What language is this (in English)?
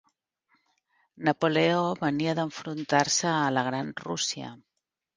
Catalan